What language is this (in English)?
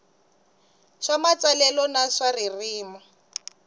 Tsonga